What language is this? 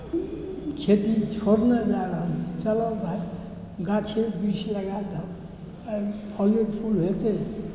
Maithili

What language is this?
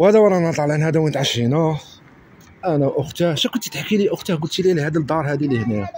Arabic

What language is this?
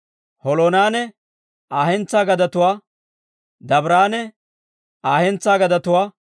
Dawro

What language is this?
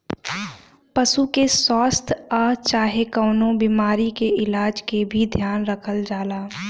Bhojpuri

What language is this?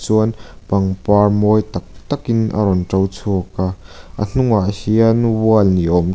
Mizo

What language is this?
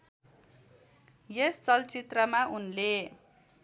Nepali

